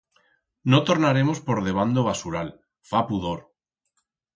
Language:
Aragonese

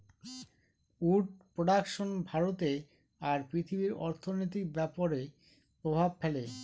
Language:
Bangla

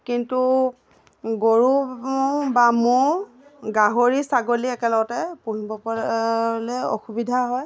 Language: Assamese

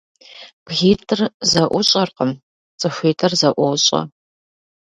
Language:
Kabardian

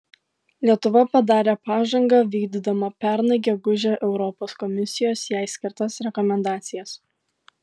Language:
Lithuanian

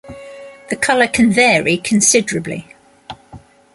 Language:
English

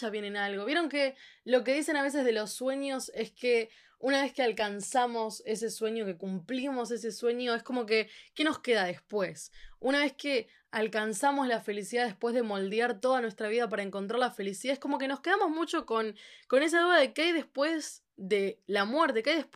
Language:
Spanish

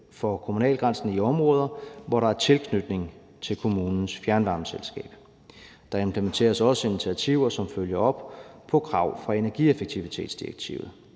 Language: Danish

